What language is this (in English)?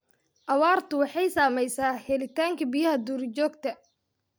Somali